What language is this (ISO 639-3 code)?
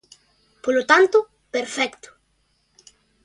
glg